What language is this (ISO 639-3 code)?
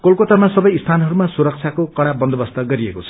nep